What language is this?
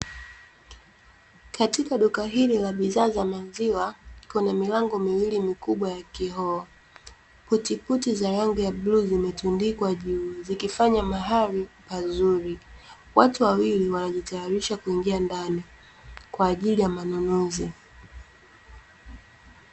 Swahili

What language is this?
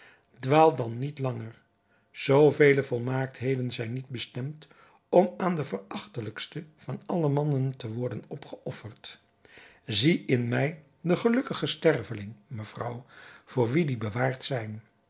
Dutch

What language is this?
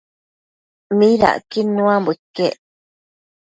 Matsés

